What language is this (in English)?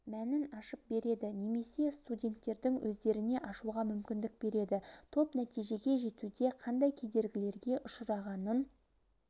Kazakh